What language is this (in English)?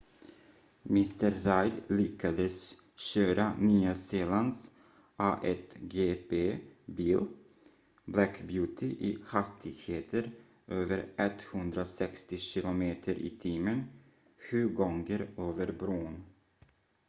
Swedish